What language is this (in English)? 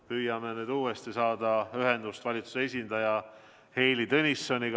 Estonian